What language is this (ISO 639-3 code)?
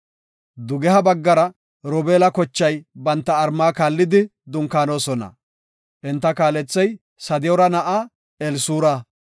gof